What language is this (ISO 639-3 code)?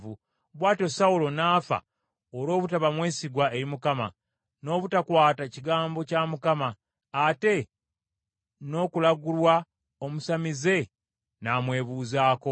lug